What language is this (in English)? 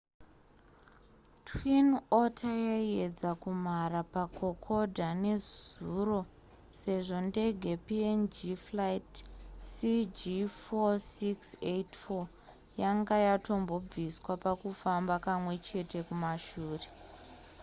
Shona